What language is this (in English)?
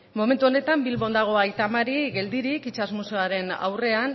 Basque